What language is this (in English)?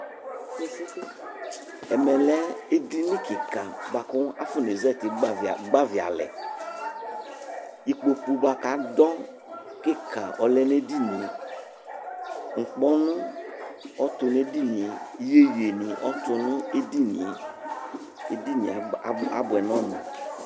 Ikposo